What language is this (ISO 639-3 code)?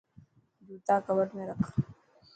mki